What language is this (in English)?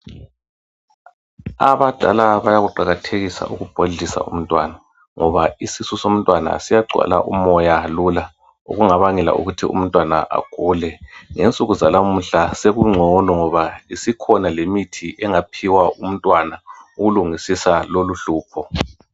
North Ndebele